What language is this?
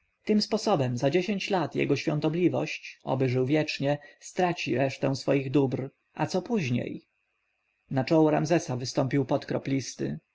Polish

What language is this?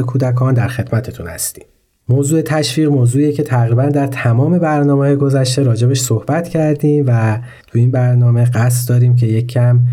Persian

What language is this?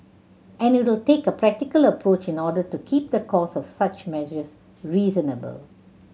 English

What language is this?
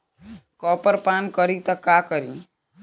Bhojpuri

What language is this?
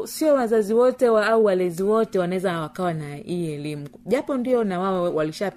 Swahili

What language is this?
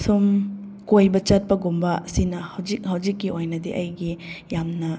Manipuri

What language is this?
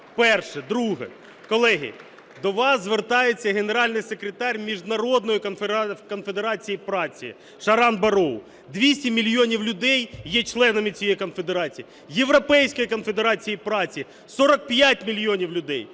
Ukrainian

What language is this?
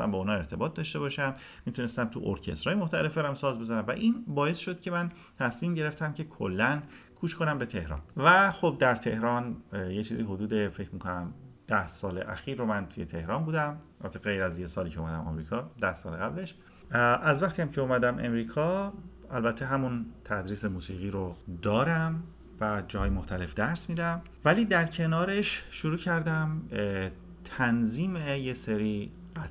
Persian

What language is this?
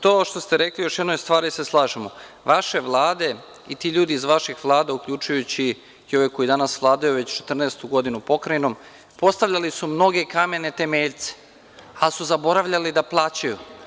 Serbian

